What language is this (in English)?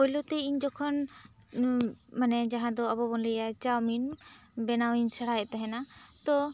Santali